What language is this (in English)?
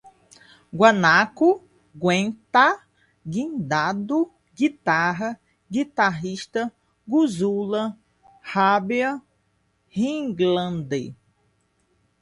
Portuguese